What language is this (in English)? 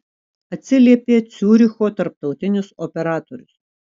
Lithuanian